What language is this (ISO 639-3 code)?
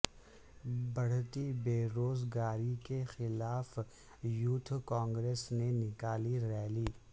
urd